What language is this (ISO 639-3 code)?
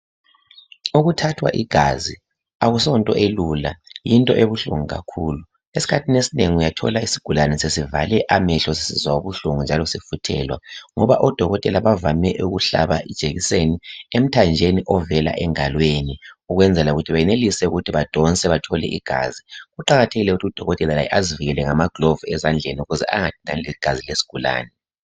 nde